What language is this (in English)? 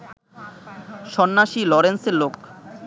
Bangla